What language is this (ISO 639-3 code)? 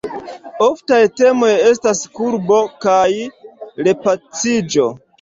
epo